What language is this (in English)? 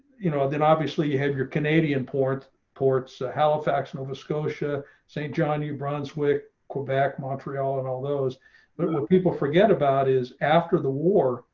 English